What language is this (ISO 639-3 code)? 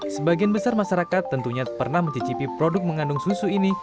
ind